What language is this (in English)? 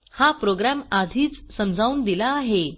Marathi